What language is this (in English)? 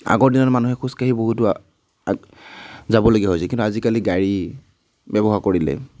Assamese